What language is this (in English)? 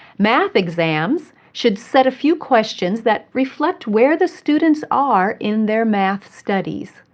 English